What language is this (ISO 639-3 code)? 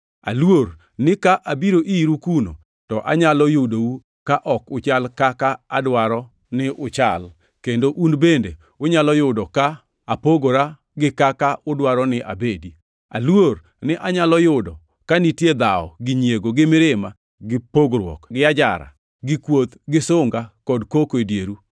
luo